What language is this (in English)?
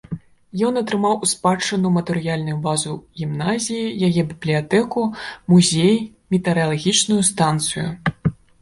Belarusian